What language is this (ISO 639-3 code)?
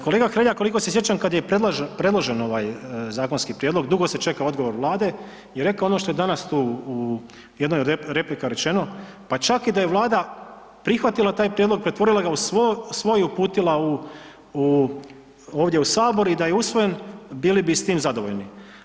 hrv